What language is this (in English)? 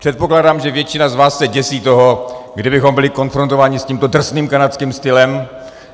Czech